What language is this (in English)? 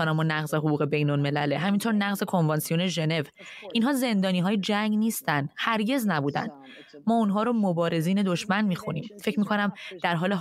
Persian